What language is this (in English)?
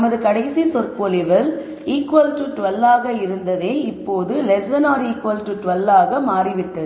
Tamil